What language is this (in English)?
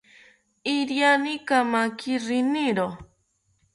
South Ucayali Ashéninka